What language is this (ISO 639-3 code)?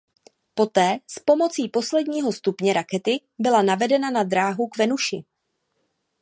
ces